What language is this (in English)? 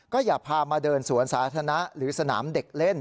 Thai